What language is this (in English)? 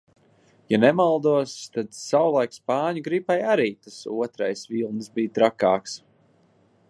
Latvian